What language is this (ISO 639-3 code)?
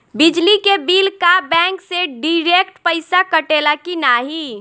bho